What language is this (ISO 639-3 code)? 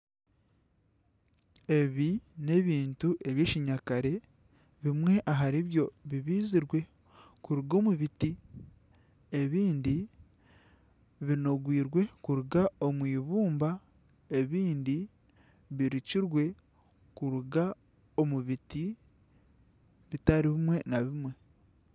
nyn